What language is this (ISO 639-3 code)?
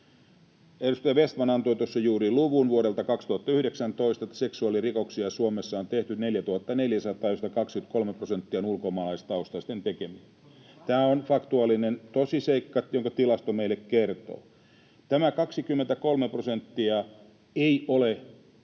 fin